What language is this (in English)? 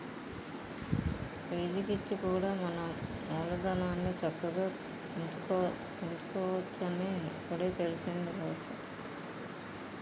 Telugu